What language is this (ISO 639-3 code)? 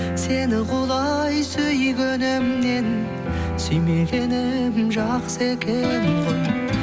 kaz